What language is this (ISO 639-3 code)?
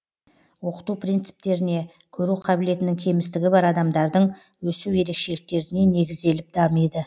kaz